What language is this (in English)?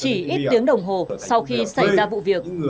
Vietnamese